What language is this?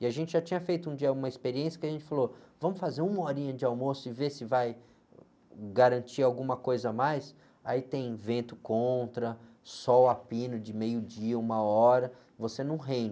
Portuguese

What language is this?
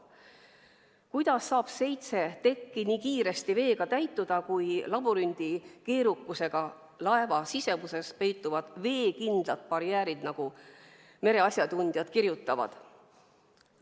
Estonian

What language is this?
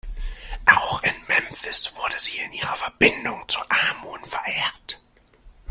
German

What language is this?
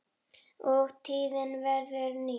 Icelandic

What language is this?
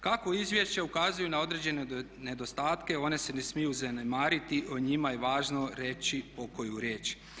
Croatian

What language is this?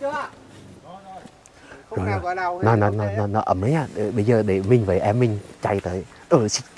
Vietnamese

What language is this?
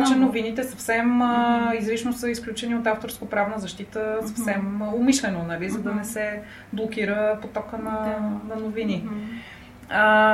Bulgarian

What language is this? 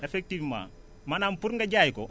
Wolof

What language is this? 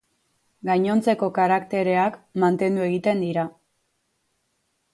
Basque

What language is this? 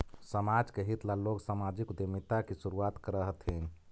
Magahi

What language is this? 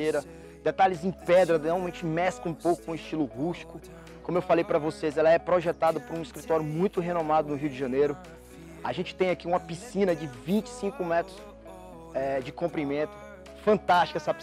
Portuguese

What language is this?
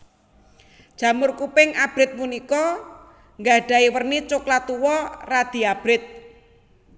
Javanese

